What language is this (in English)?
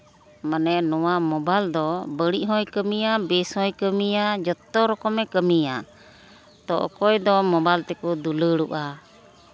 Santali